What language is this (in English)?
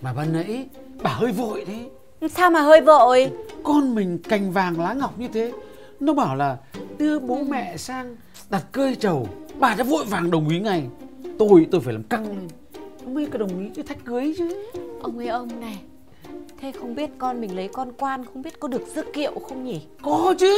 Vietnamese